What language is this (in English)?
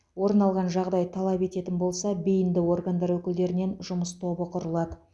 Kazakh